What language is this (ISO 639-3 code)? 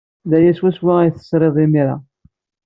kab